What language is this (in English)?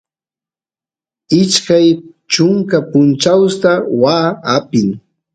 Santiago del Estero Quichua